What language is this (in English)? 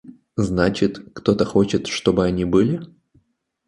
Russian